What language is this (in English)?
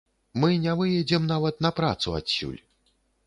Belarusian